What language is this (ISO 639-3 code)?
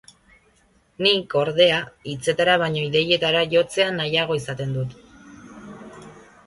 eus